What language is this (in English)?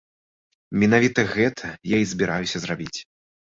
Belarusian